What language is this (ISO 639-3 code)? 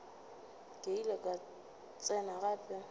nso